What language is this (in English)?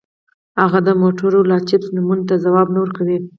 Pashto